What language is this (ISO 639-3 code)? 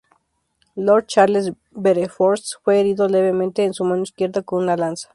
spa